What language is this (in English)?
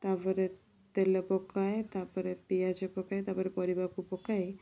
Odia